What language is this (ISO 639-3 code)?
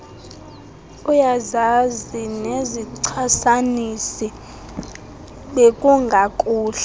xho